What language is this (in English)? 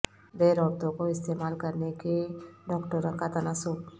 Urdu